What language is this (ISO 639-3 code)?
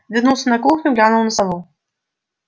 rus